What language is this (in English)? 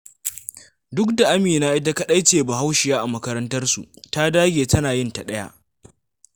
Hausa